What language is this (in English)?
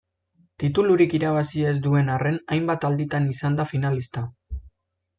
Basque